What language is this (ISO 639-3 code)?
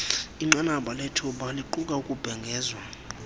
xho